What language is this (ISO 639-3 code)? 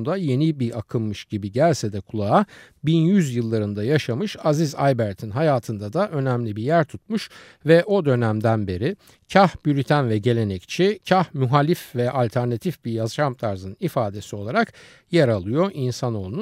tur